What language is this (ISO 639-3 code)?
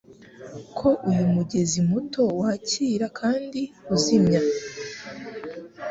kin